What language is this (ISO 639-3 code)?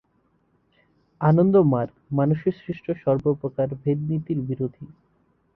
ben